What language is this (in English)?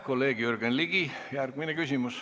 Estonian